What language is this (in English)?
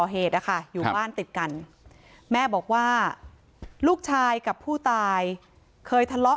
Thai